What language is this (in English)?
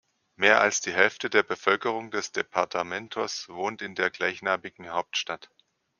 German